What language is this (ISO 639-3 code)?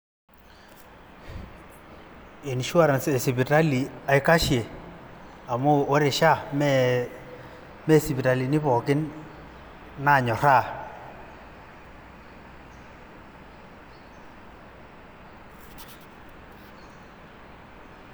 mas